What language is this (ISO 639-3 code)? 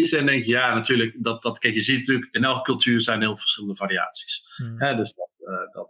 nld